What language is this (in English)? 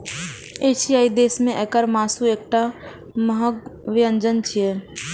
Maithili